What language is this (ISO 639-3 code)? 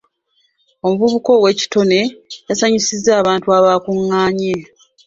lug